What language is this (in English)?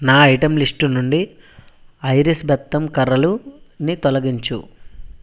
Telugu